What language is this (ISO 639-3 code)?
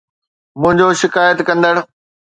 snd